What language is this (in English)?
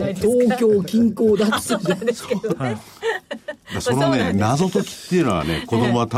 Japanese